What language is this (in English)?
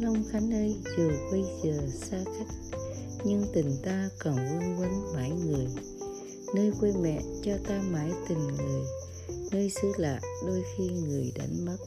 Vietnamese